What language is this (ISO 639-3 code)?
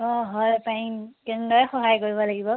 asm